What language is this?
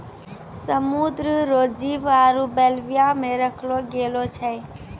Maithili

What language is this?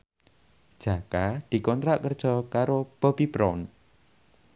Javanese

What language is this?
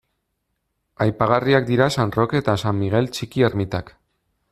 Basque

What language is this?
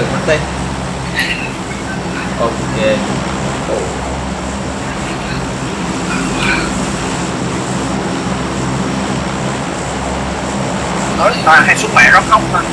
Vietnamese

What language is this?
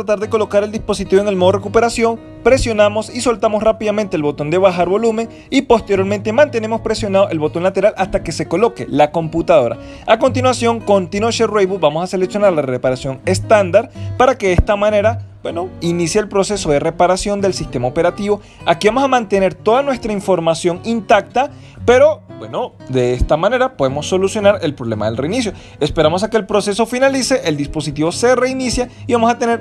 Spanish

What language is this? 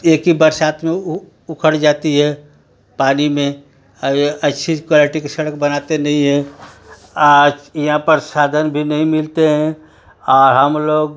Hindi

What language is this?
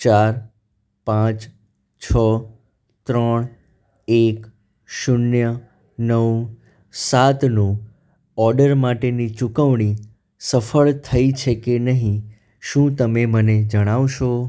Gujarati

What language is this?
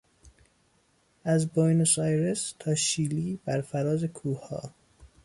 Persian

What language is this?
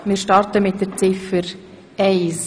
Swiss German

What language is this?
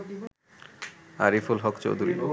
Bangla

